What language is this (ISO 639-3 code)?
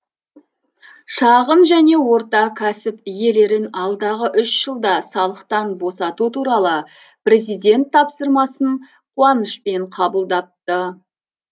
kaz